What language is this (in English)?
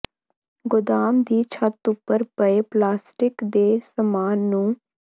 Punjabi